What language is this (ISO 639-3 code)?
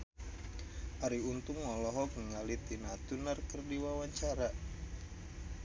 sun